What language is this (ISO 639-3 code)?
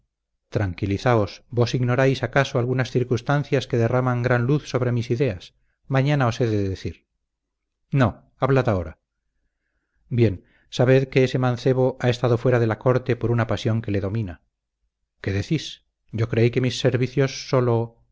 spa